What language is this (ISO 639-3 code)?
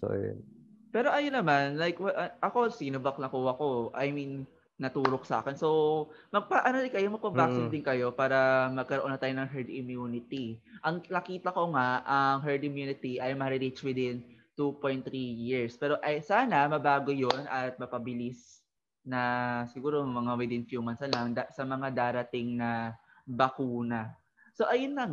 fil